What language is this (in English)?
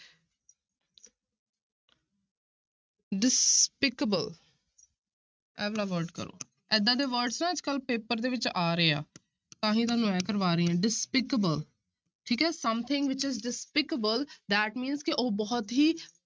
Punjabi